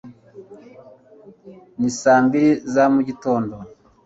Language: Kinyarwanda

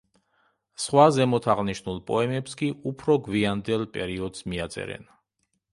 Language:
Georgian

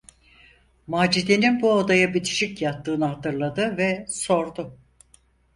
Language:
Turkish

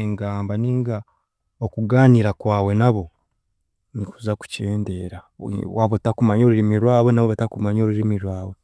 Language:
Chiga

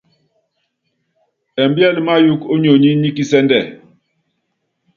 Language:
Yangben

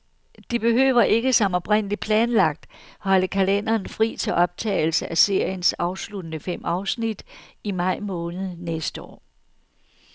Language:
Danish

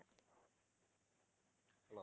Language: Tamil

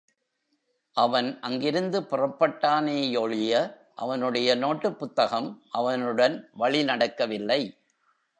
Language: Tamil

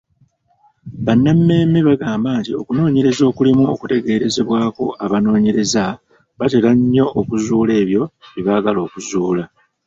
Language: Ganda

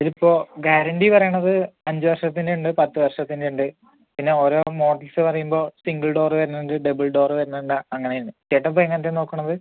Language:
Malayalam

